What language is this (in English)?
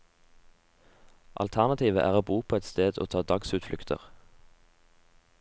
Norwegian